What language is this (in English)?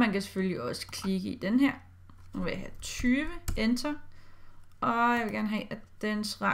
Danish